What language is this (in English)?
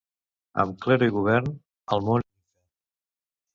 Catalan